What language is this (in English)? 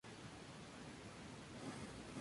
Spanish